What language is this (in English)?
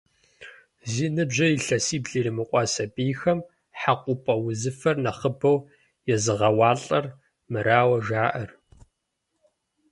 Kabardian